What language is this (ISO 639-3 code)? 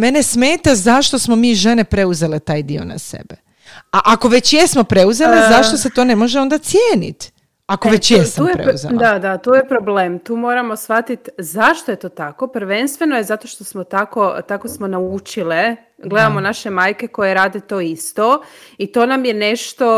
hrv